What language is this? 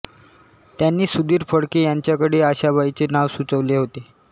Marathi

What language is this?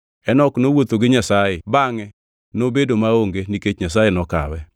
Luo (Kenya and Tanzania)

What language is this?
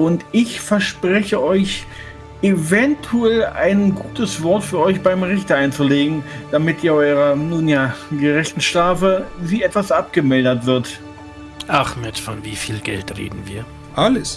German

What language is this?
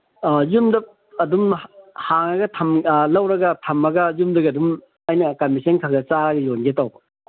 Manipuri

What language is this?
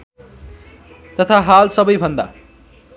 Nepali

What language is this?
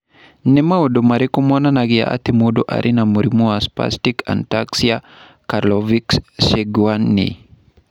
Kikuyu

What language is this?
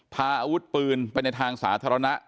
Thai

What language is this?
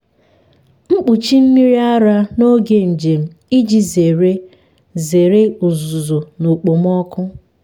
Igbo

